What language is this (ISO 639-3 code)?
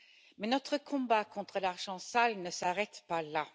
fra